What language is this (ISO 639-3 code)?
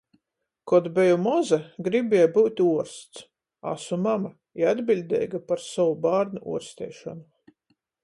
ltg